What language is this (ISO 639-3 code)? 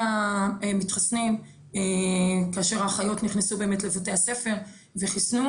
heb